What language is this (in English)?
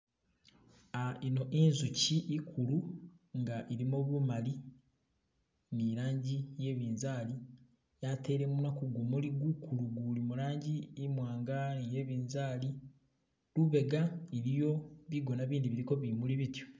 Masaaba